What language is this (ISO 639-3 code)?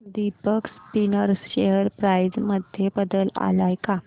mar